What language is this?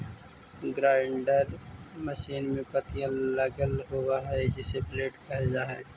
Magahi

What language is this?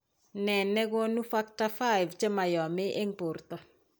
Kalenjin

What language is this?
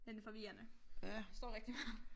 Danish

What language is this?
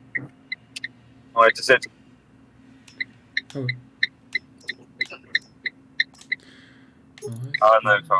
French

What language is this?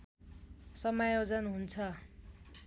Nepali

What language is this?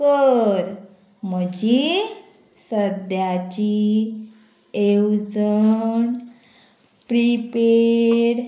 Konkani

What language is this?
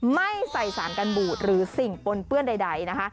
Thai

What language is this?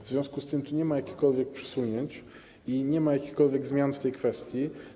Polish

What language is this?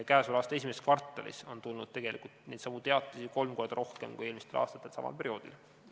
Estonian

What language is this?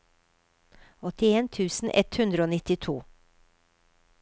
Norwegian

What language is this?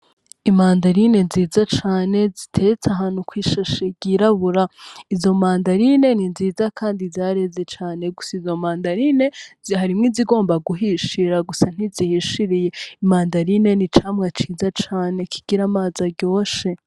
Rundi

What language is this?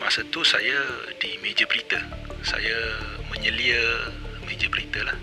Malay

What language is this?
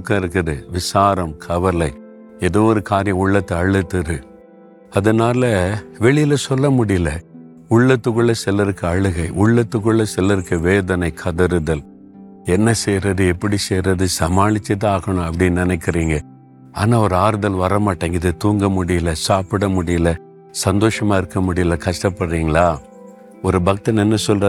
Tamil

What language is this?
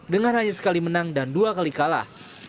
Indonesian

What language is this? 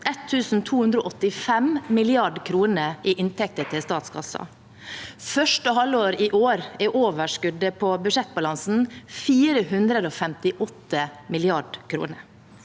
Norwegian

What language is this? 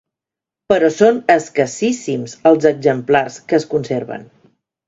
Catalan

